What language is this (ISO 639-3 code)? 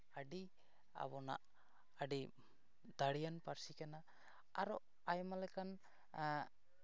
sat